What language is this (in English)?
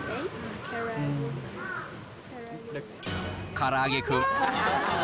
Japanese